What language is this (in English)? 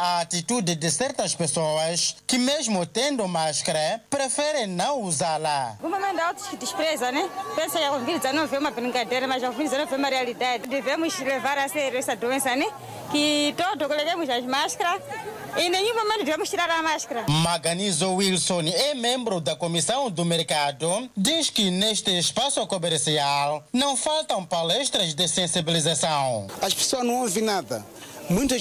Portuguese